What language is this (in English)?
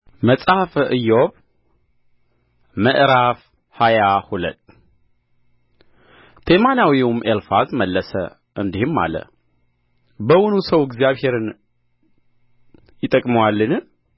Amharic